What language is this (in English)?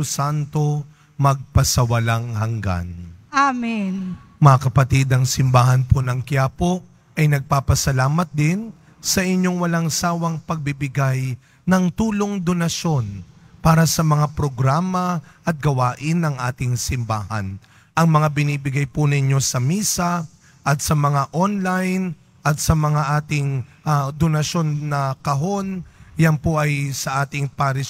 Filipino